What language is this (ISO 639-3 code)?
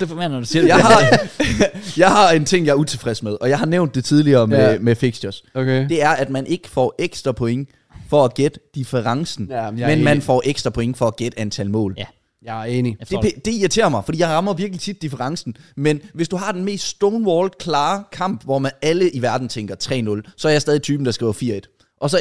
dan